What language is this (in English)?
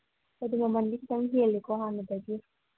Manipuri